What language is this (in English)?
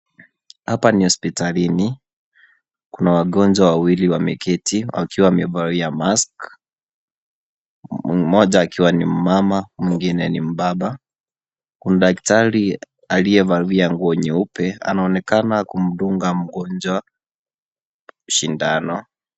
Swahili